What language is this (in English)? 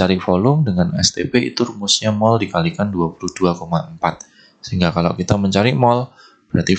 Indonesian